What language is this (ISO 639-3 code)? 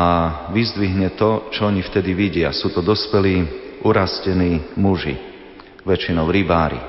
slk